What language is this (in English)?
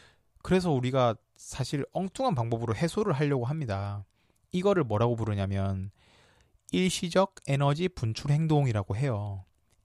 Korean